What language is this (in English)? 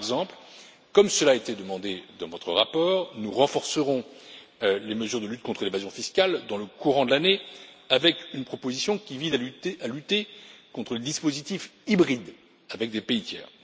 French